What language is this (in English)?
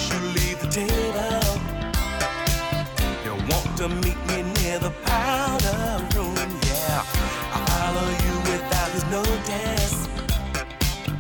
English